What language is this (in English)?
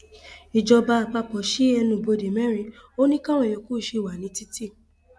Yoruba